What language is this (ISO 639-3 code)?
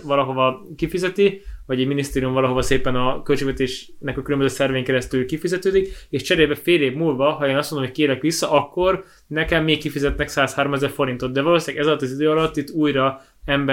hun